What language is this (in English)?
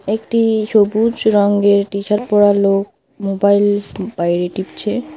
Bangla